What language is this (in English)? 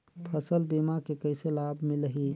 Chhattisgarhi